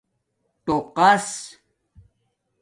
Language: Domaaki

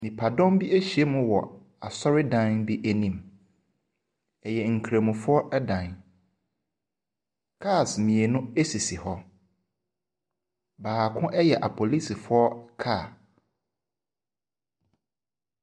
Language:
Akan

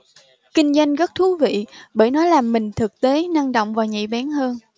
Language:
Vietnamese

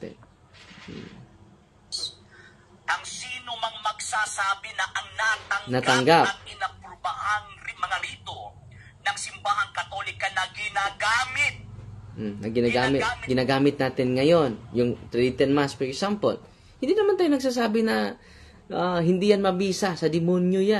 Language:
Filipino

